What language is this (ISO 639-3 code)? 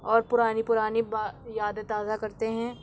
urd